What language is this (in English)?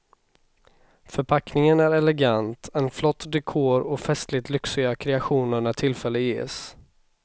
Swedish